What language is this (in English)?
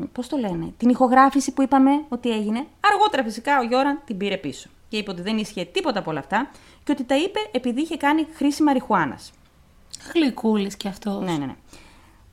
Greek